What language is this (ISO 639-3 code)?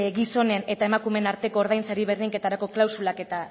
eus